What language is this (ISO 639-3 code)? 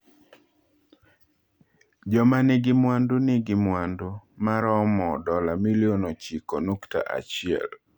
luo